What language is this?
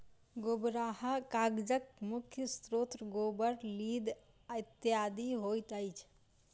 Maithili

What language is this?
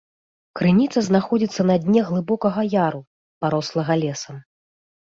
Belarusian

